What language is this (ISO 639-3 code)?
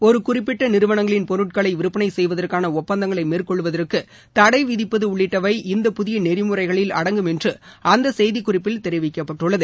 tam